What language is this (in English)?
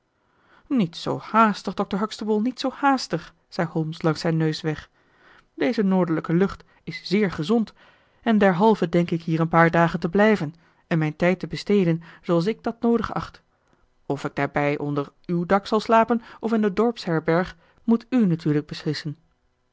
Dutch